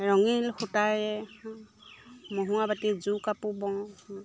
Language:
Assamese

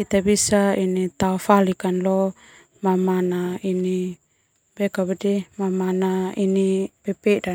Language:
Termanu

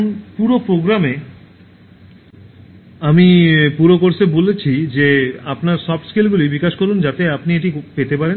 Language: Bangla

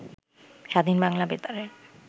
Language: Bangla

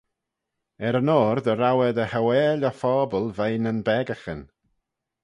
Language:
Manx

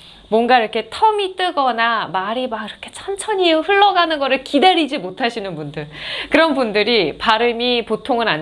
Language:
Korean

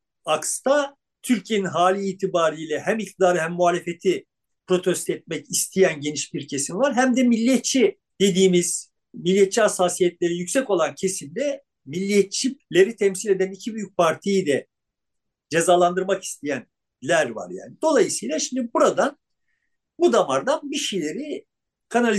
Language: Turkish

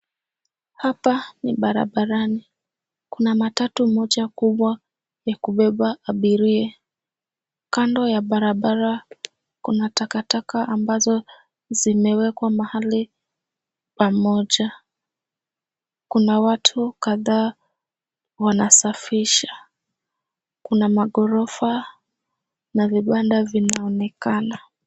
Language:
Swahili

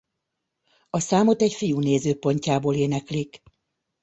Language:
Hungarian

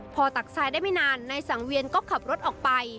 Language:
Thai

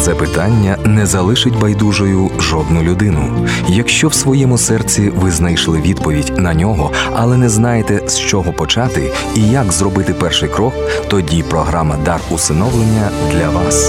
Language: Ukrainian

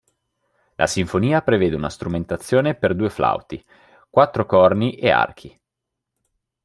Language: Italian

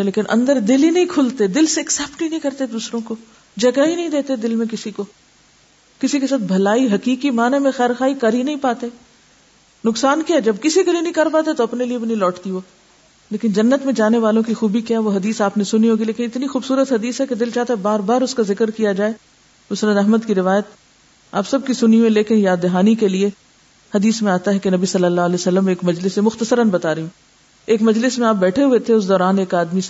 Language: Urdu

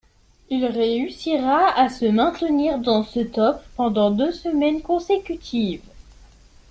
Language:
French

